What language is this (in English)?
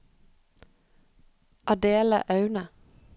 Norwegian